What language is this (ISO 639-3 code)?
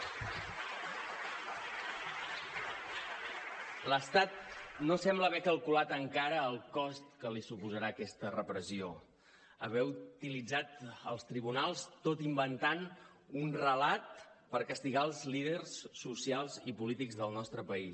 cat